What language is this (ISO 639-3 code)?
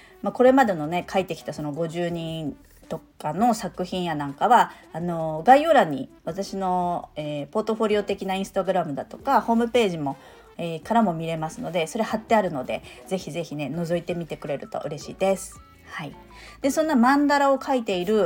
jpn